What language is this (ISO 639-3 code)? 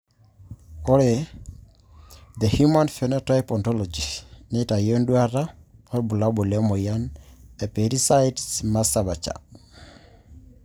mas